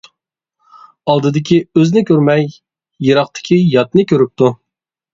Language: Uyghur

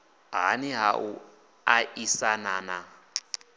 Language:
Venda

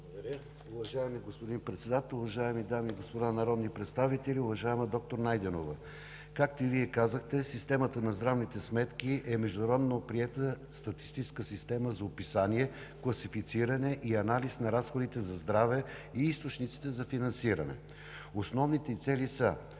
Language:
Bulgarian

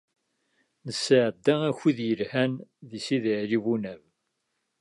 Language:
Kabyle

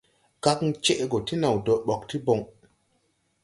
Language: Tupuri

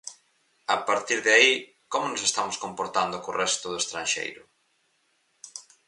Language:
Galician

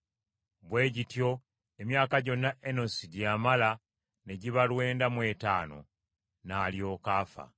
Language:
Ganda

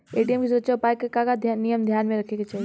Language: Bhojpuri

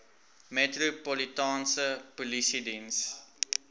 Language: Afrikaans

